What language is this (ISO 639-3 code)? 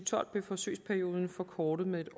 dan